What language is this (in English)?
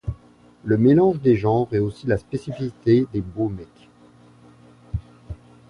French